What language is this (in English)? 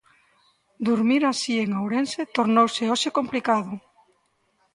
Galician